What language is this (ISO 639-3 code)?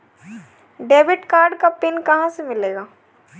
hin